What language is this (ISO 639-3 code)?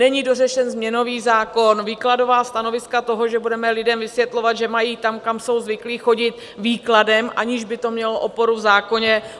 ces